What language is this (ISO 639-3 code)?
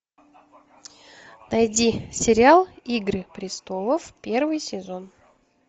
rus